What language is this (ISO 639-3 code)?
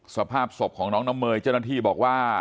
tha